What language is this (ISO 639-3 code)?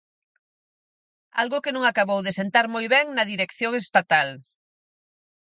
glg